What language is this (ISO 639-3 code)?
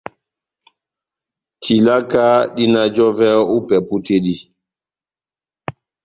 bnm